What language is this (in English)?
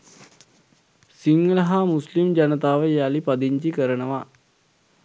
Sinhala